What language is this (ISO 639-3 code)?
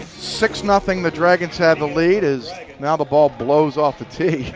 eng